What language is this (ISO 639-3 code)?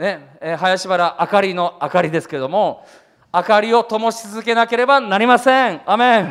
jpn